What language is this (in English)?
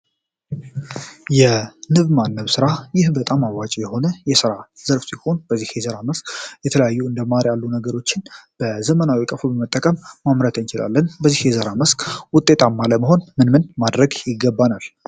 Amharic